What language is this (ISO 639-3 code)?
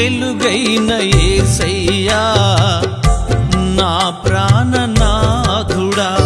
tel